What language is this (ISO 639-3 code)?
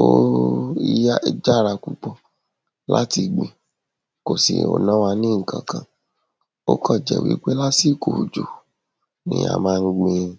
yor